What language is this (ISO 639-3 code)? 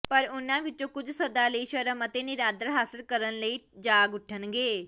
pan